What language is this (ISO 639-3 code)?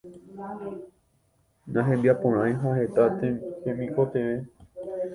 grn